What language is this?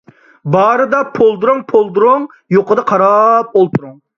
Uyghur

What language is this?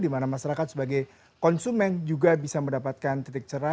Indonesian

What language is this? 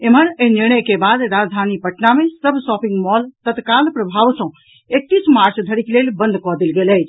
Maithili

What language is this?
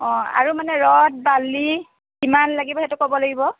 Assamese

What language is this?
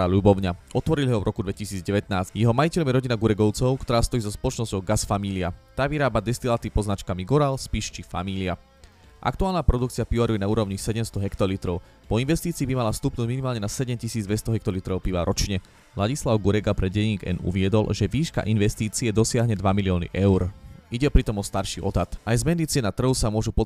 Slovak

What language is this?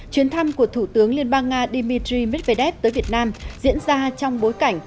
Vietnamese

